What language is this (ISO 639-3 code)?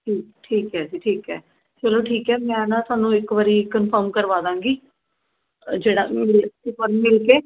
pan